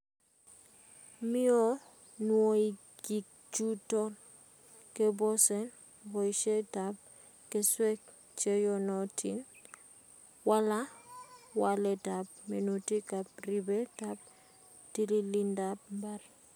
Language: Kalenjin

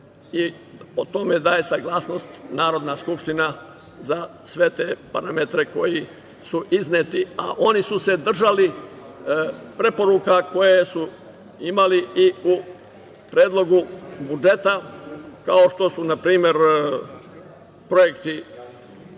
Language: Serbian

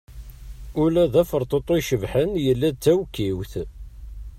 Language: Kabyle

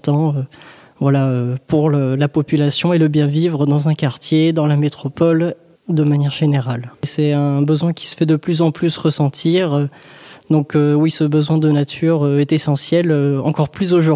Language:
French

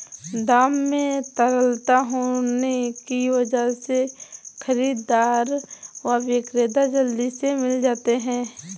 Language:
Hindi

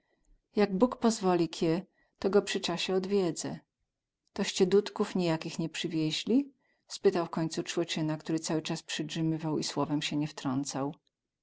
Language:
Polish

